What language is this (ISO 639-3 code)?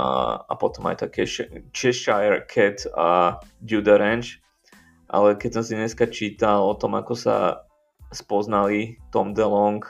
slk